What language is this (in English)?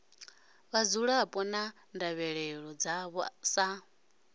Venda